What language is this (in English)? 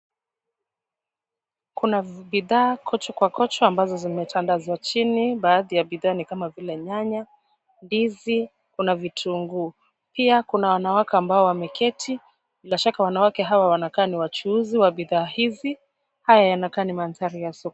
Swahili